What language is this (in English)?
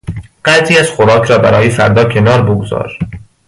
Persian